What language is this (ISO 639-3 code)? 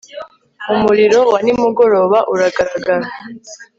kin